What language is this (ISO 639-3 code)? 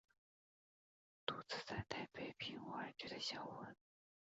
zho